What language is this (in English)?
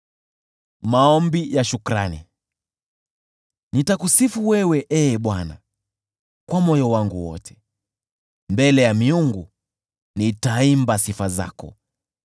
Swahili